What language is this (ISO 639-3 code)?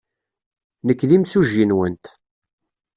kab